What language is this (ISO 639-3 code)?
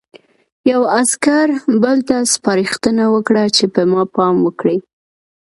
pus